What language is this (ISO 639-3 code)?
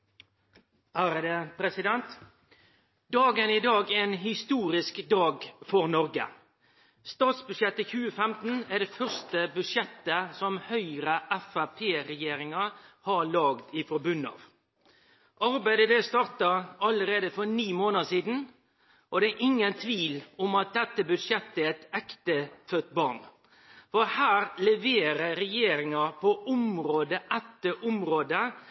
nno